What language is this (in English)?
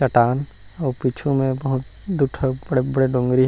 Chhattisgarhi